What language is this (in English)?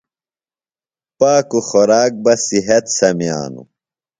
Phalura